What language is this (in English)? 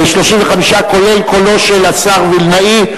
Hebrew